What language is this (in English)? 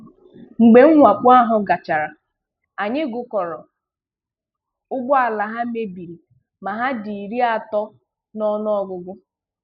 Igbo